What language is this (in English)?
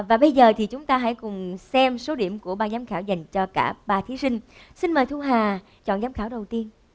Vietnamese